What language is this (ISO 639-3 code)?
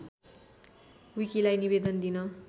nep